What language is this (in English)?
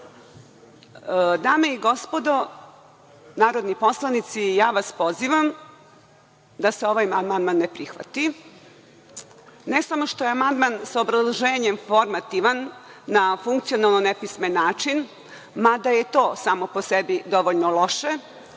Serbian